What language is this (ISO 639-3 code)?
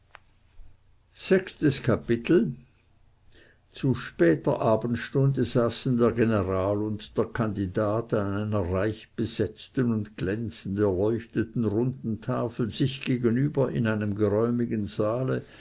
deu